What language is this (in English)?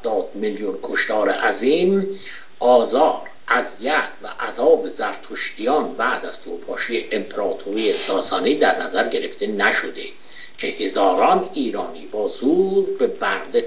Persian